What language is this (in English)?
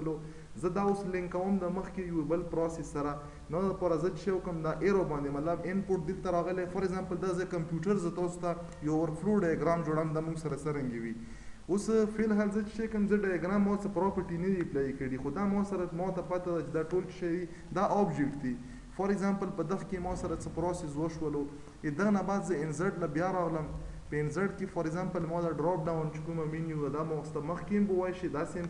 Romanian